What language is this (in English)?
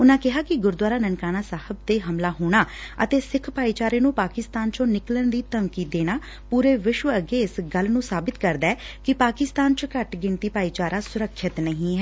Punjabi